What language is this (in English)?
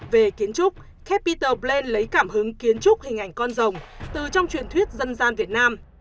Vietnamese